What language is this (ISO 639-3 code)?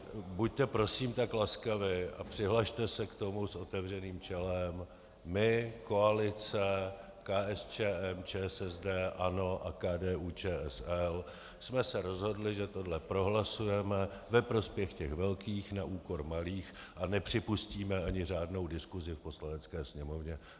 ces